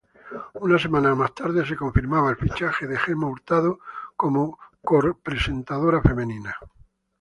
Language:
Spanish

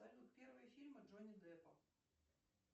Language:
Russian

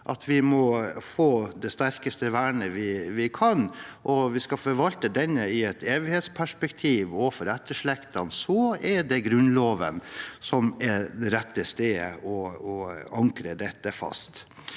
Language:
Norwegian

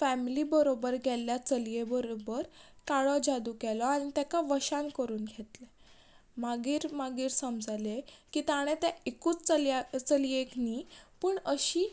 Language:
Konkani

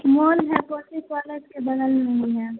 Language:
Urdu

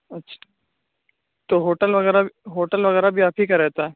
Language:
Urdu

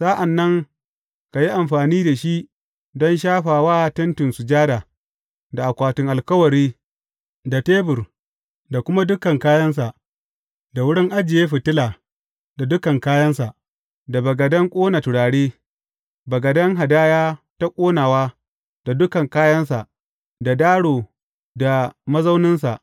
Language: Hausa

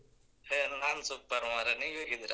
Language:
Kannada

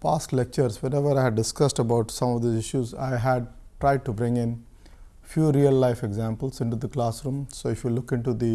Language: English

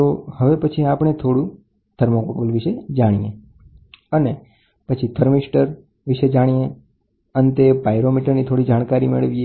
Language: Gujarati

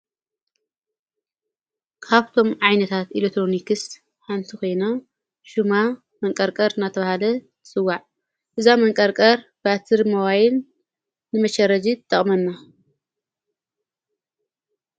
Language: Tigrinya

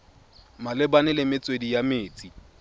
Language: Tswana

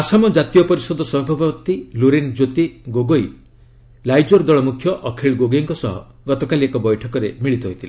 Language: Odia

